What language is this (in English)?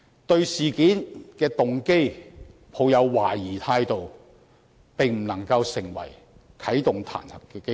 Cantonese